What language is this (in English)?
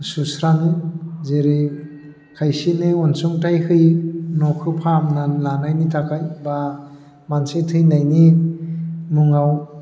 Bodo